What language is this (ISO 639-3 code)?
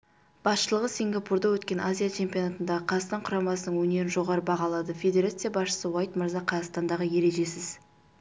kaz